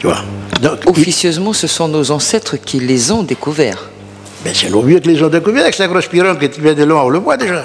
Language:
French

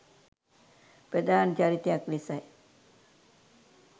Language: Sinhala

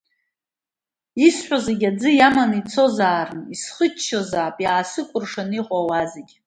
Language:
Abkhazian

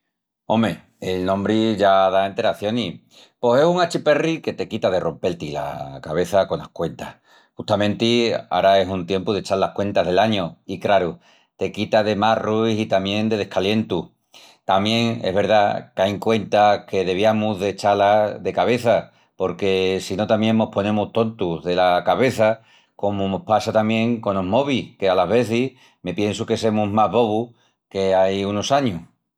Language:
Extremaduran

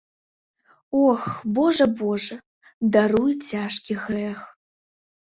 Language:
Belarusian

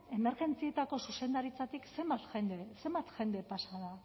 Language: Basque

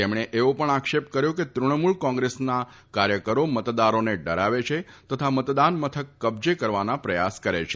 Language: Gujarati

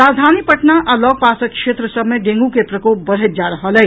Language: Maithili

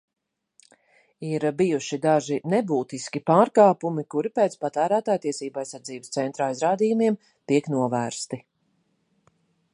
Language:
Latvian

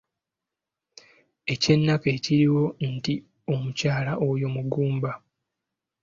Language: Ganda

